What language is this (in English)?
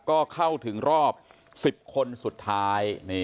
Thai